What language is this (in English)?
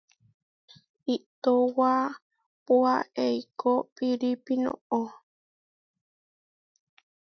Huarijio